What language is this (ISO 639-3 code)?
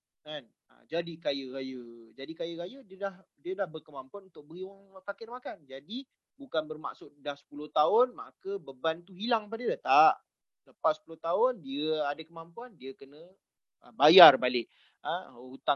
msa